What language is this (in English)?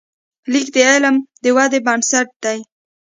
Pashto